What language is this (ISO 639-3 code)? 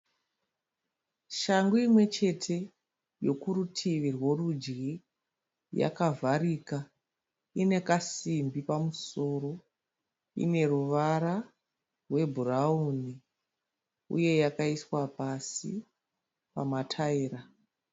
sna